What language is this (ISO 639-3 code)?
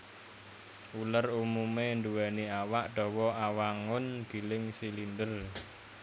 jav